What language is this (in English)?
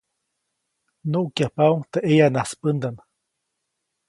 Copainalá Zoque